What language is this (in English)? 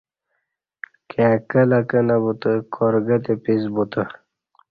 Kati